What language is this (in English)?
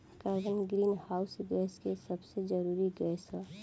Bhojpuri